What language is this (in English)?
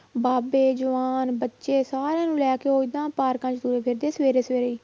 Punjabi